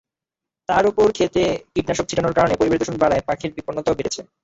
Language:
Bangla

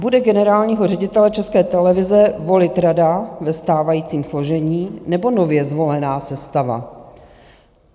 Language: Czech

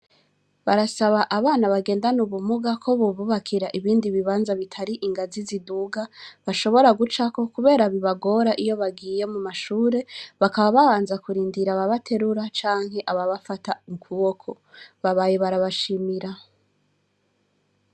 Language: Rundi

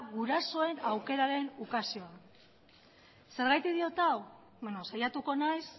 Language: Basque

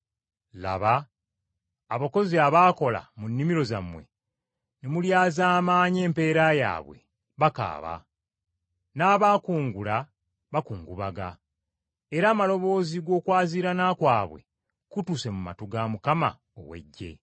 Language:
Ganda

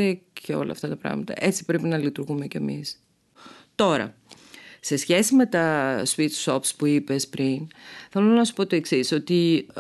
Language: Greek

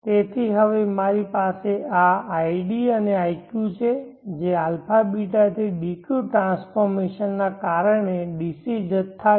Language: Gujarati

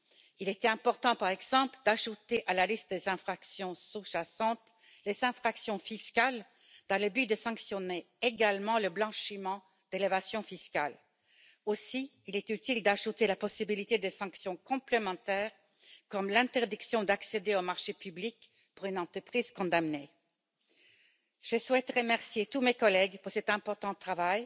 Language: French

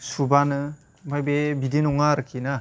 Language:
Bodo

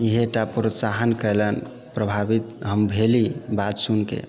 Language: Maithili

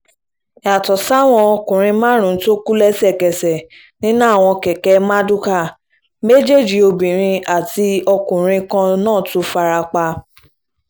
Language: Yoruba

